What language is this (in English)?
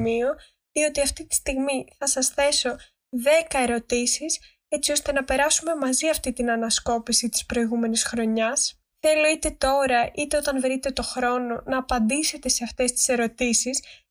Greek